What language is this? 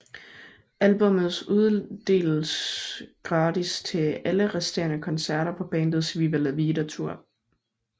Danish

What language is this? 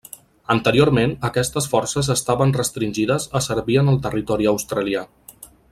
Catalan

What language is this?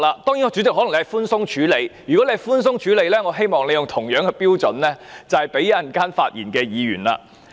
Cantonese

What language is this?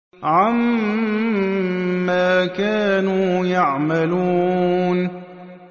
Arabic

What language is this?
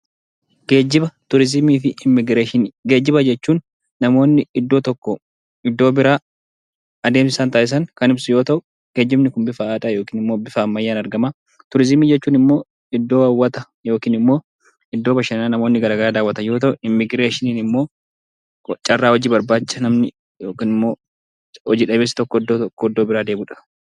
Oromo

